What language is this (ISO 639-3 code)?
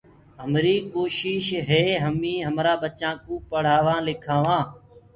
ggg